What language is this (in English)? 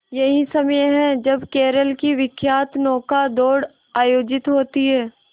Hindi